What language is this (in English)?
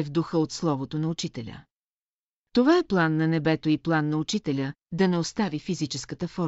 Bulgarian